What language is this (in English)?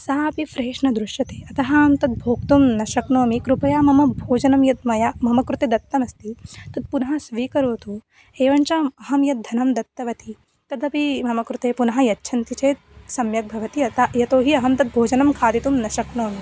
Sanskrit